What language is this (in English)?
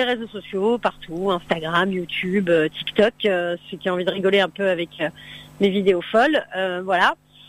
French